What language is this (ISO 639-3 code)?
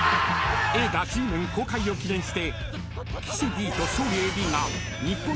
jpn